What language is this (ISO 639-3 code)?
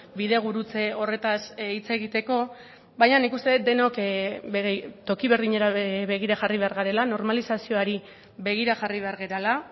eus